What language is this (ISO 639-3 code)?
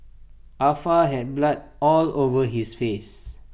eng